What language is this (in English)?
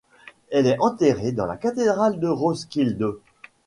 French